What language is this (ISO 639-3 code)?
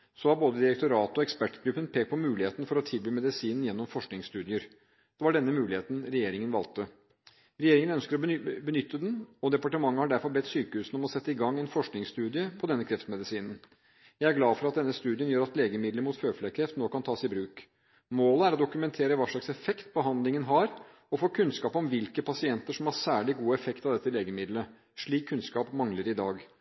nob